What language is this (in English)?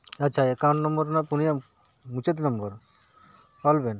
Santali